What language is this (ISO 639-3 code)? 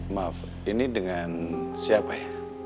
ind